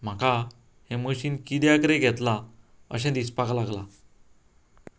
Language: Konkani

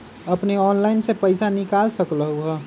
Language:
Magahi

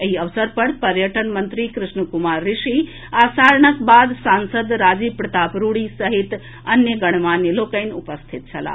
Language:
Maithili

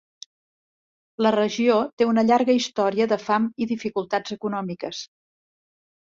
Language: Catalan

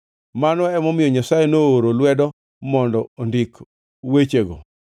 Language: Luo (Kenya and Tanzania)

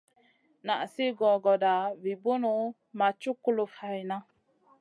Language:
Masana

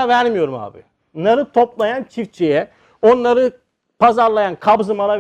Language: Turkish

